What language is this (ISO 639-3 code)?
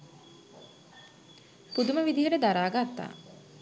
sin